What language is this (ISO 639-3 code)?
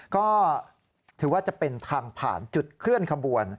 tha